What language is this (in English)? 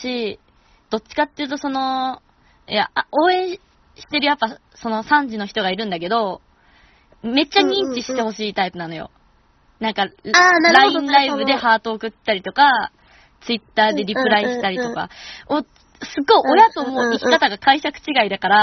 Japanese